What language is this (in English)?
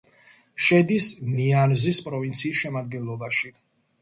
Georgian